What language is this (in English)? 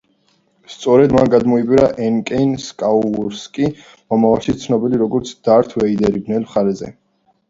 Georgian